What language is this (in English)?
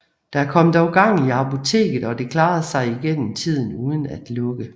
Danish